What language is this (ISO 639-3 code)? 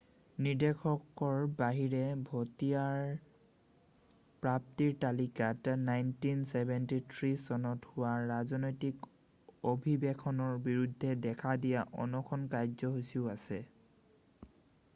asm